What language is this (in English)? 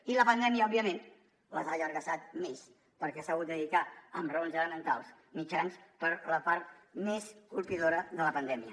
Catalan